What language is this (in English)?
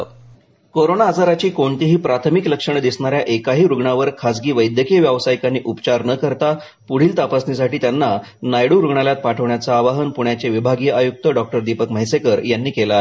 Marathi